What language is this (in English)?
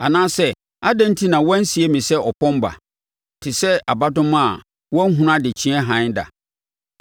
Akan